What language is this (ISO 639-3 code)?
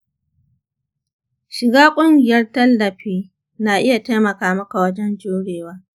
hau